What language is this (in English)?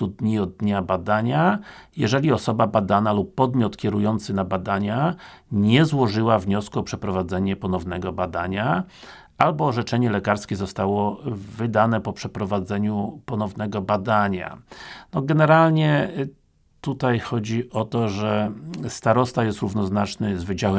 Polish